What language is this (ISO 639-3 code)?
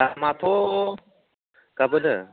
brx